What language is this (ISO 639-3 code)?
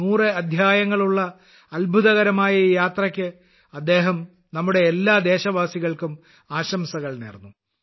mal